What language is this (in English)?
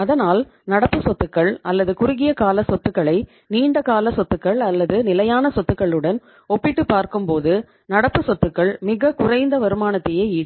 Tamil